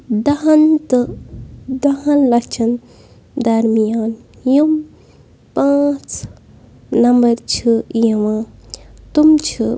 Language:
Kashmiri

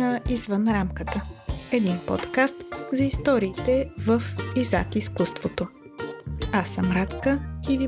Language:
Bulgarian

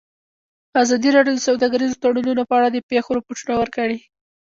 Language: Pashto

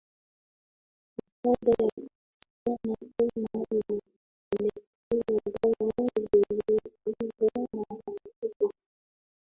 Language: Swahili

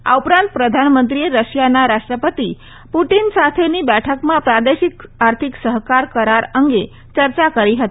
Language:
Gujarati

